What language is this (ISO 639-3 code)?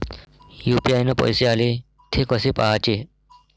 mar